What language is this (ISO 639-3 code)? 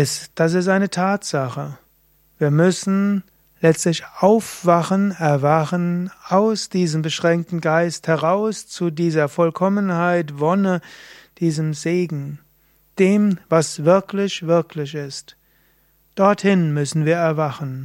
deu